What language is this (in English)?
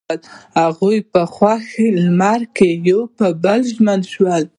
Pashto